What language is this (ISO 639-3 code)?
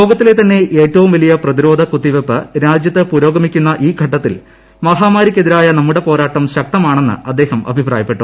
mal